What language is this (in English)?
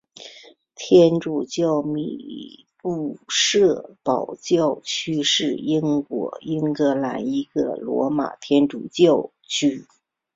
Chinese